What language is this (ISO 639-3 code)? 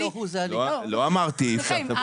heb